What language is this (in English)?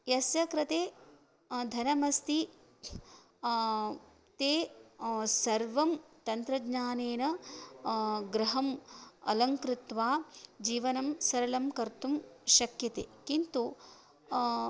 Sanskrit